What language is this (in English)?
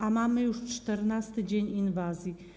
Polish